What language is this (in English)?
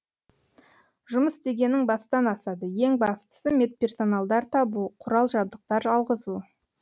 Kazakh